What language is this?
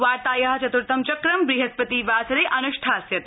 Sanskrit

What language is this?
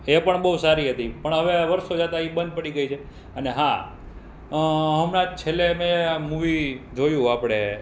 Gujarati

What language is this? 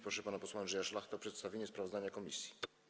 Polish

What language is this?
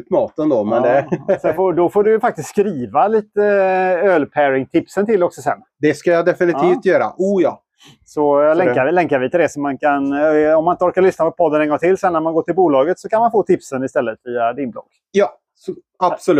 Swedish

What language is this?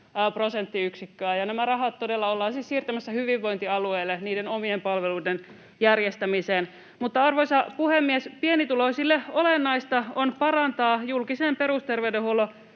Finnish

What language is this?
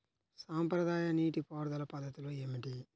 Telugu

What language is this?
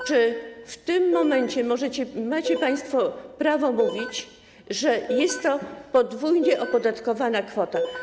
Polish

